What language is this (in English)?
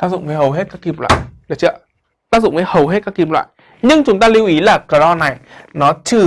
Vietnamese